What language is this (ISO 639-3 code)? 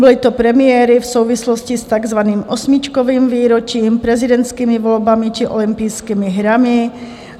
ces